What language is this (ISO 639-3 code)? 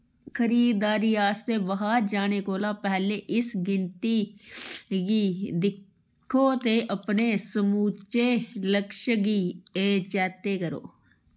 doi